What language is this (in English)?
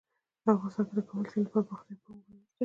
Pashto